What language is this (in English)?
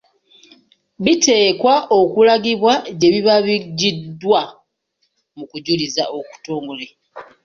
Ganda